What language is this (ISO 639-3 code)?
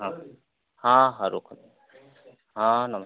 ori